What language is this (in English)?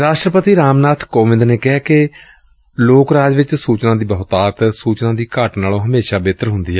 Punjabi